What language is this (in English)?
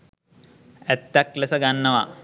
Sinhala